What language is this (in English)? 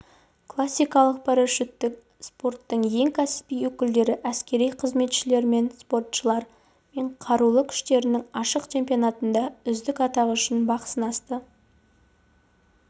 Kazakh